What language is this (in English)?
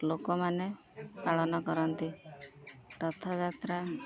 Odia